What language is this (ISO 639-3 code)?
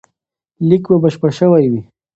pus